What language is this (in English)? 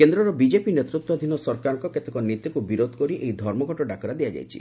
Odia